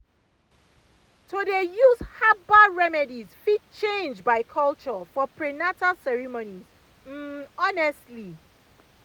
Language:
Nigerian Pidgin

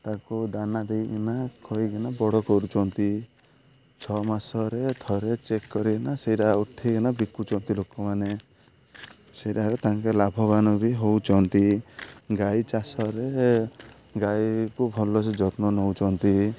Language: Odia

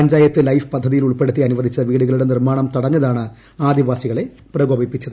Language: Malayalam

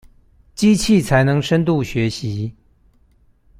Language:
Chinese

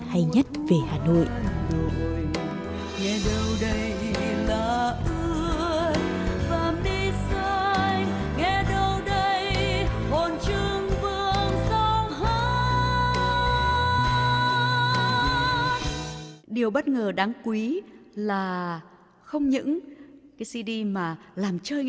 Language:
Vietnamese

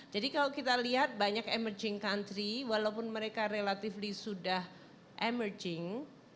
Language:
Indonesian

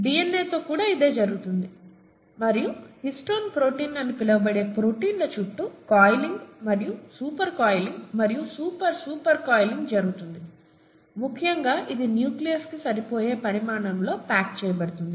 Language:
Telugu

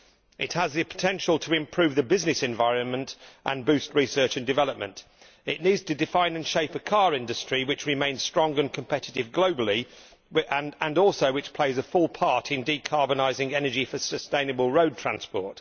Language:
English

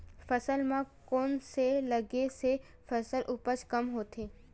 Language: Chhattisgarhi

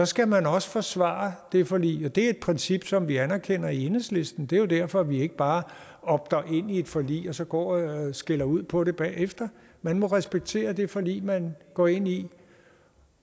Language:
Danish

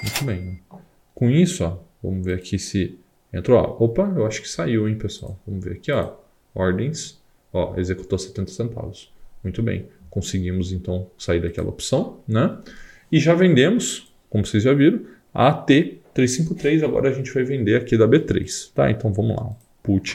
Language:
Portuguese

